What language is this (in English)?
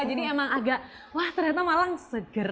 Indonesian